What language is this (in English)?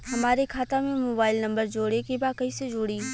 Bhojpuri